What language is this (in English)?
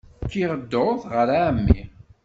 Kabyle